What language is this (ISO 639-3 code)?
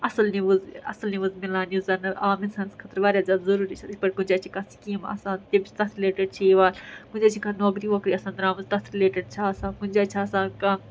kas